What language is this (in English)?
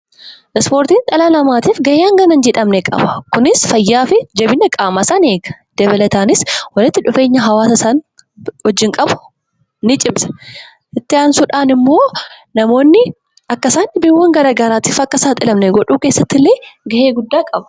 Oromo